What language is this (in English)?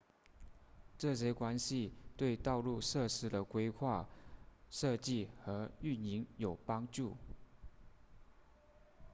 Chinese